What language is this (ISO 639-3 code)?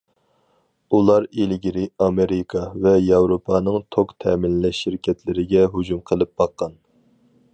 uig